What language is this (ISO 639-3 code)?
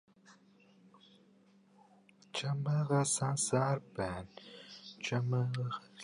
mon